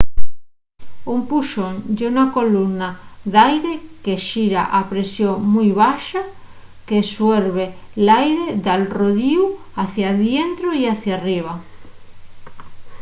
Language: Asturian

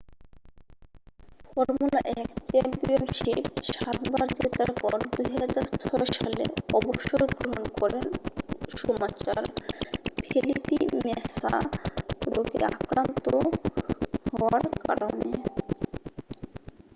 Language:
Bangla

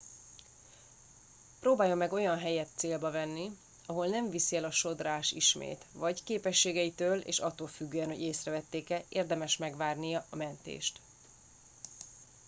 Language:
Hungarian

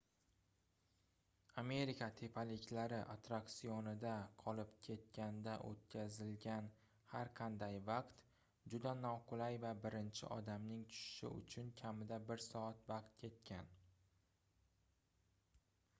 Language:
Uzbek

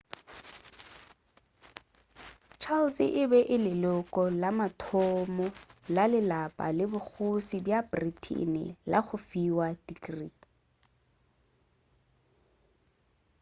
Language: Northern Sotho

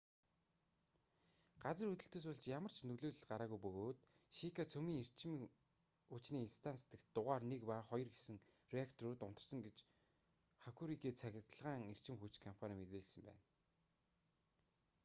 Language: Mongolian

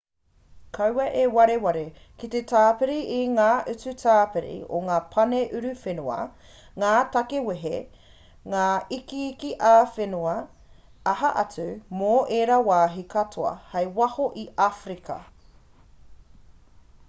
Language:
Māori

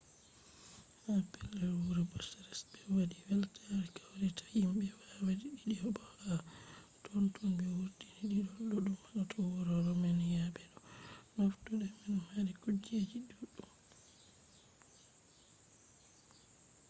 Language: Fula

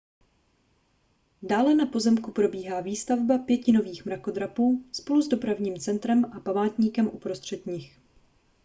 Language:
Czech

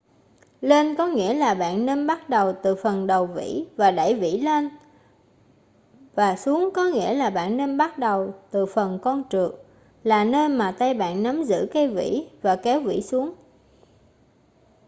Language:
Vietnamese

